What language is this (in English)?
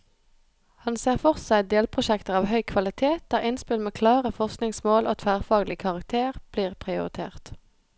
Norwegian